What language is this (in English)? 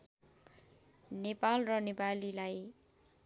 Nepali